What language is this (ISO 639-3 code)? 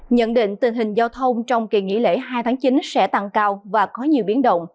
vie